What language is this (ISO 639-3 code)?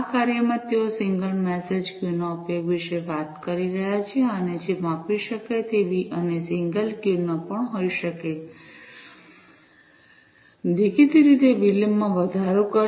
guj